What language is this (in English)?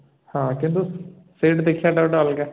Odia